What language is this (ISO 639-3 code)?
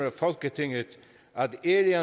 dan